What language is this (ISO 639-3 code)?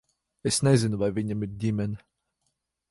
lav